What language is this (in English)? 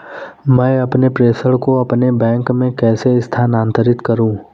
Hindi